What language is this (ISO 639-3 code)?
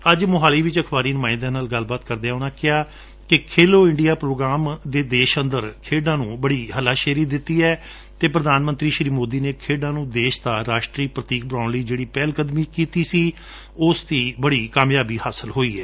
pan